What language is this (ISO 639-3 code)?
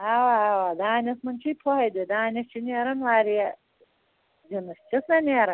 kas